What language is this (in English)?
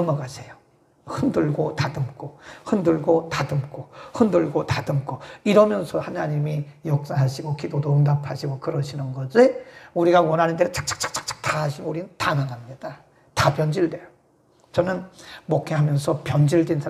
Korean